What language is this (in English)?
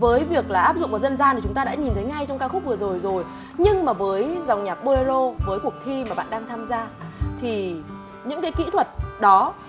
Vietnamese